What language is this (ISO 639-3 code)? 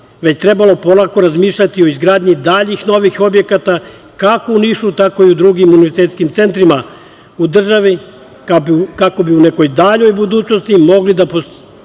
srp